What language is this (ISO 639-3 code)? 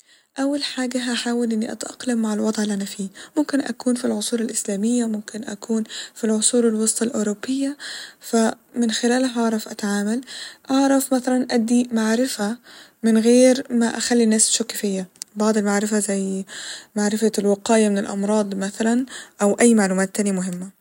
arz